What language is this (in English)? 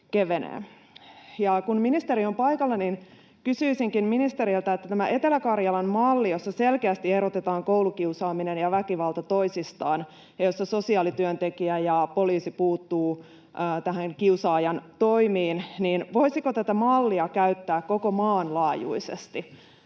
Finnish